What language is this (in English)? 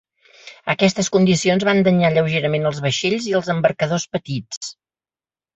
Catalan